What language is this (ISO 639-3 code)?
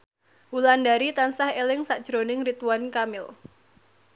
jav